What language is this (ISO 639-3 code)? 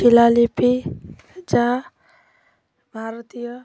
ben